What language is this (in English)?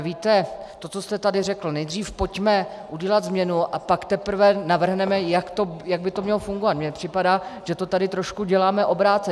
Czech